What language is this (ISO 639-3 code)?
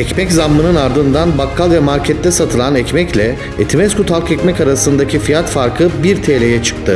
tur